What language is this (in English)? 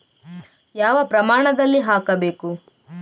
Kannada